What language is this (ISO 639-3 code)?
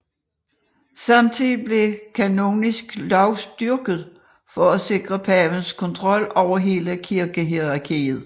dan